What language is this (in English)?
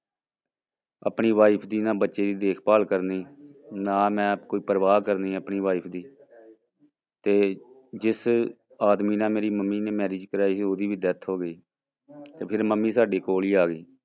Punjabi